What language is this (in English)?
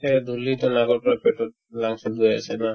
Assamese